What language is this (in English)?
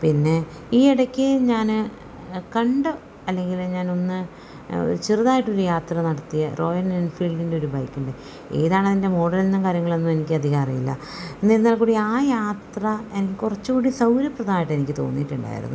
Malayalam